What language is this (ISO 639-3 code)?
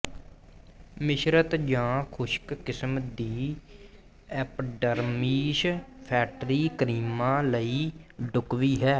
pan